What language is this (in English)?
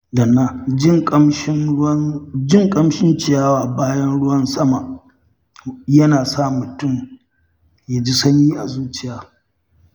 Hausa